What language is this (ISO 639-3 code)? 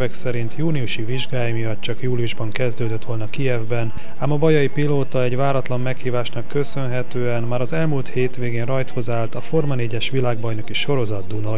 hun